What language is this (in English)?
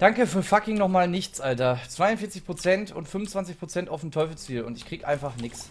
German